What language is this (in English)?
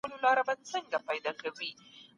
Pashto